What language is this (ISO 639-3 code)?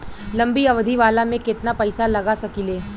bho